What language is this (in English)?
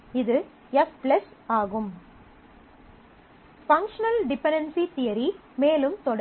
Tamil